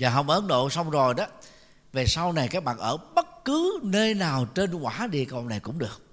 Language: Vietnamese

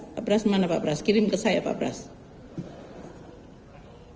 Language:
Indonesian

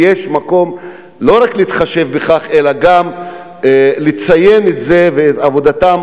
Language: Hebrew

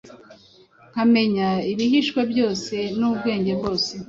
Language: Kinyarwanda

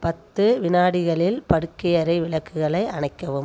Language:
Tamil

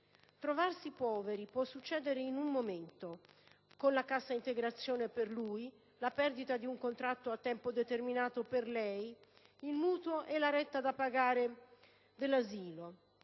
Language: Italian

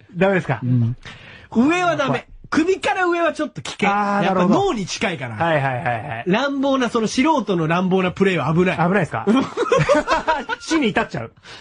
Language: Japanese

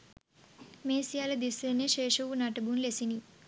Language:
Sinhala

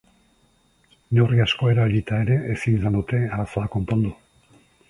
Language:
Basque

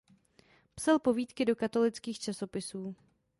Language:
Czech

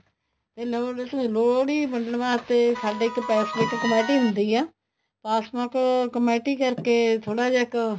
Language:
Punjabi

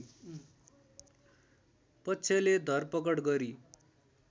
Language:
Nepali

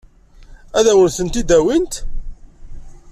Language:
Kabyle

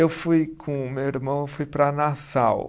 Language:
Portuguese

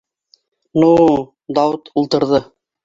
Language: Bashkir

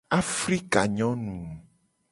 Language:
Gen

